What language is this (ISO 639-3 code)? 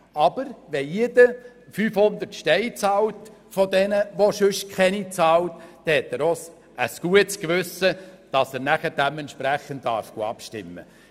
gsw